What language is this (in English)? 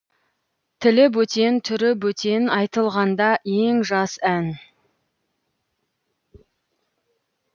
Kazakh